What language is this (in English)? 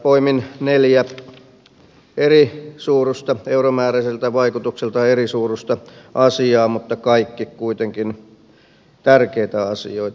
Finnish